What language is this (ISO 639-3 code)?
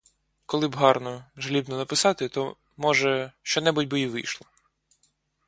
ukr